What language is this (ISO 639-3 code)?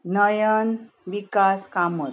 kok